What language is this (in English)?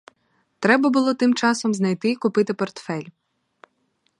Ukrainian